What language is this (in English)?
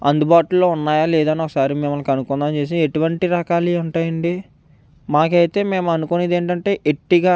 Telugu